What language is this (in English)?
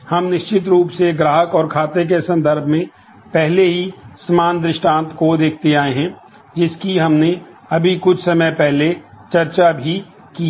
Hindi